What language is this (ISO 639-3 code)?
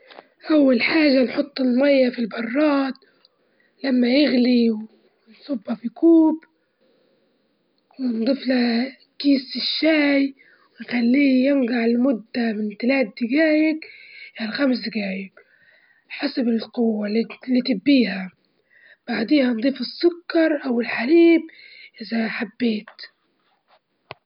ayl